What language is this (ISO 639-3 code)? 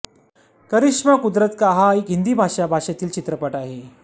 mar